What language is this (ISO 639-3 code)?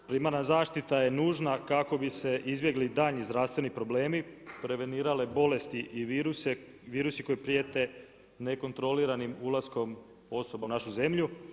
hrv